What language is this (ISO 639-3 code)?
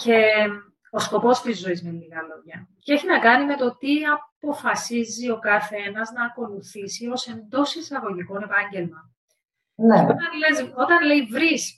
ell